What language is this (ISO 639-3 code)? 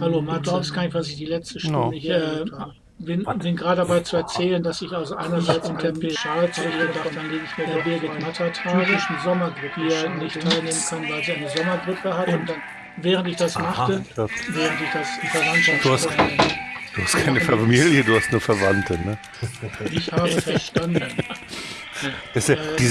deu